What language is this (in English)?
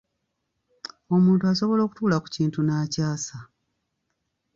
Ganda